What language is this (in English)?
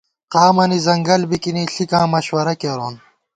Gawar-Bati